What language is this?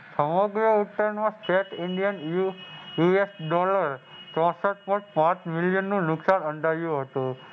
Gujarati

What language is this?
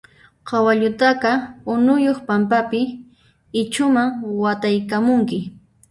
Puno Quechua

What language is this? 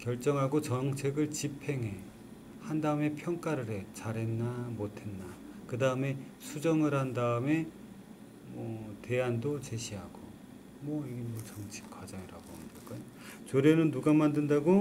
Korean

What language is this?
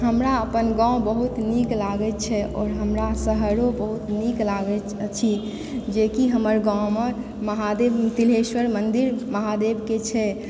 Maithili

